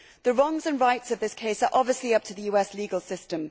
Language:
English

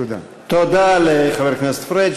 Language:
Hebrew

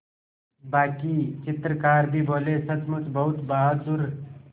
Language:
Hindi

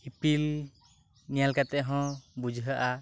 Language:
Santali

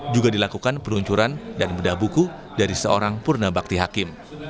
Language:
Indonesian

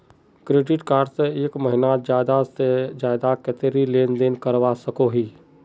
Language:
Magahi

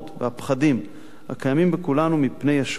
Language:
Hebrew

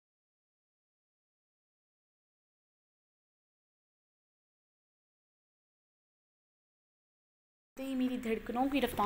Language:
Hindi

